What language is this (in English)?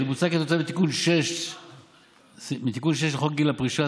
Hebrew